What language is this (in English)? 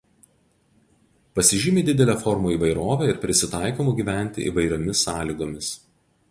Lithuanian